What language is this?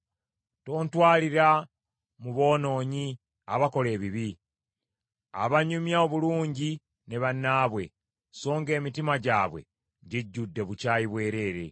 Ganda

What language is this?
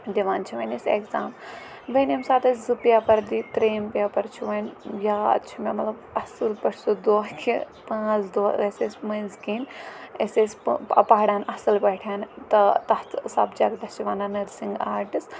Kashmiri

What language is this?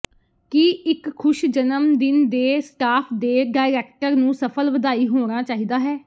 Punjabi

